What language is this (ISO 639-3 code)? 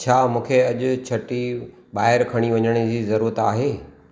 snd